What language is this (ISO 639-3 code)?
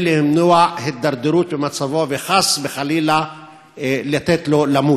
heb